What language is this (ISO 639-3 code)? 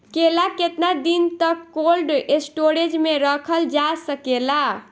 bho